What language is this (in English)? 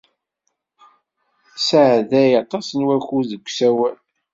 Kabyle